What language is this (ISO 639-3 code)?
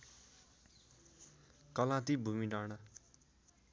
nep